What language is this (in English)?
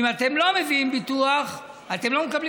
Hebrew